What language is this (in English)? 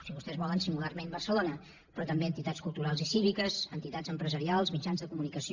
Catalan